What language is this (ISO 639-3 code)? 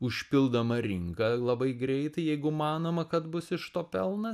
lit